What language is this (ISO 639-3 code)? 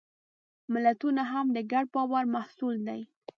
pus